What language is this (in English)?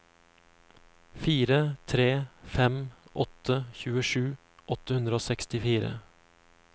Norwegian